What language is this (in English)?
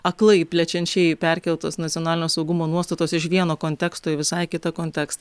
Lithuanian